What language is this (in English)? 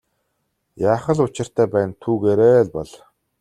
Mongolian